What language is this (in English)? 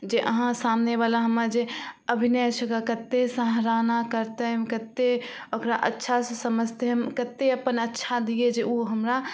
Maithili